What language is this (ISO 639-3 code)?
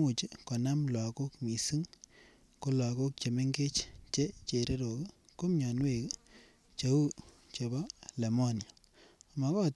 kln